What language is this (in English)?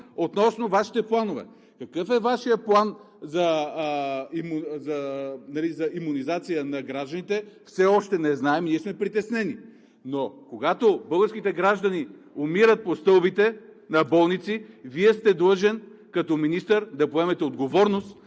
Bulgarian